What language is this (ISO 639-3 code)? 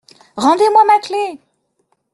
fra